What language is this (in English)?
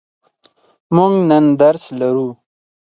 Pashto